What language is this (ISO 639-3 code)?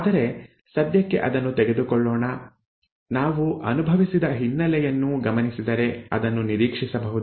kan